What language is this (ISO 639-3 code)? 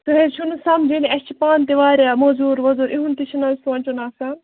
kas